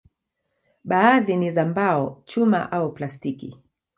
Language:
Swahili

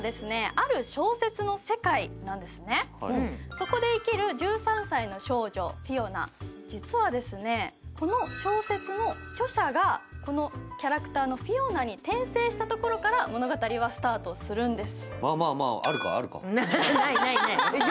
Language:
Japanese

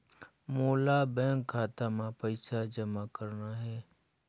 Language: Chhattisgarhi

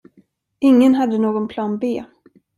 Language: Swedish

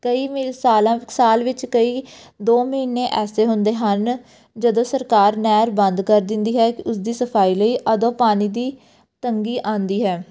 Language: Punjabi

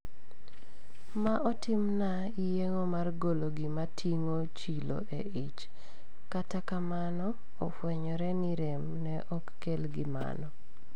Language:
Luo (Kenya and Tanzania)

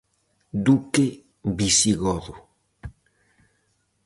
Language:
Galician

